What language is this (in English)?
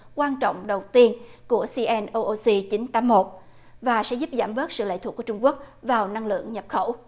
Vietnamese